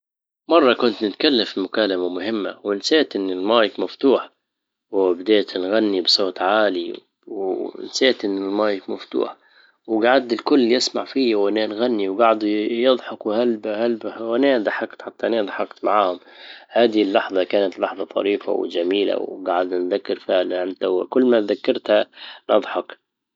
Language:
Libyan Arabic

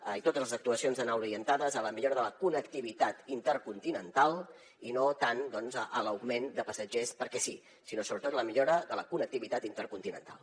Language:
Catalan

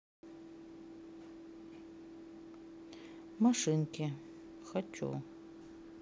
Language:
Russian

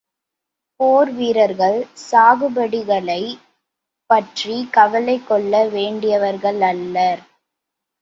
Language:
Tamil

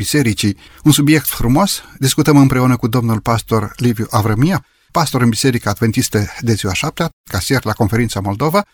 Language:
Romanian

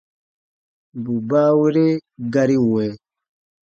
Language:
Baatonum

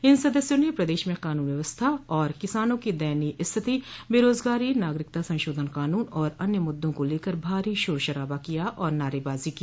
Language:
Hindi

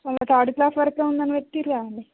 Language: Telugu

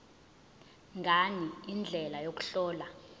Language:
Zulu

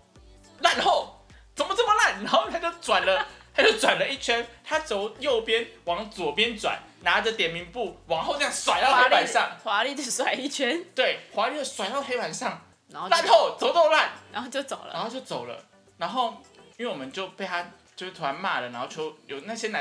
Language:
Chinese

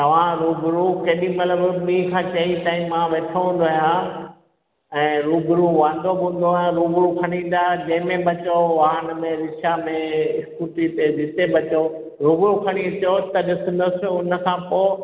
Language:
Sindhi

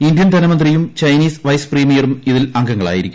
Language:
Malayalam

